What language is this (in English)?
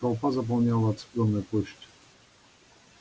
Russian